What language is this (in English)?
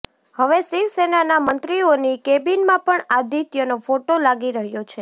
Gujarati